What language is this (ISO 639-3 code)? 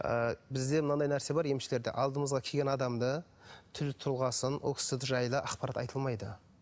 kaz